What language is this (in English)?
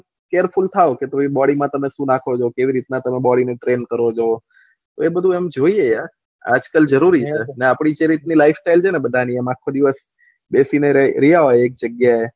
Gujarati